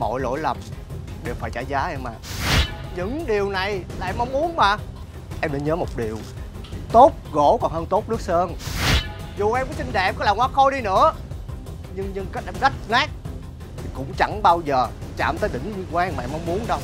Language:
Vietnamese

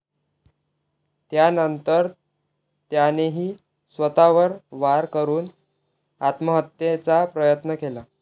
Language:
Marathi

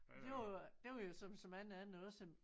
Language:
Danish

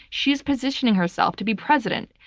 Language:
English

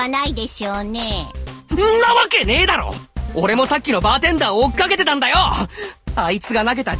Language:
Japanese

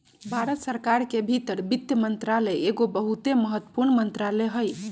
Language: Magahi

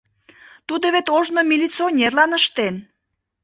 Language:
Mari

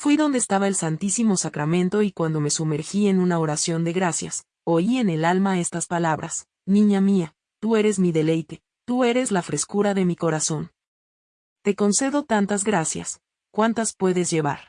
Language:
Spanish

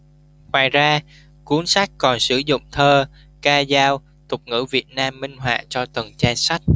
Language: Vietnamese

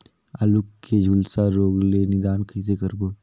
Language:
Chhattisgarhi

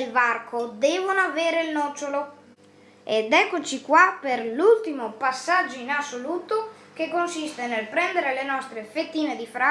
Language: Italian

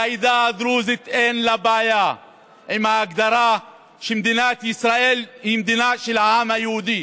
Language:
Hebrew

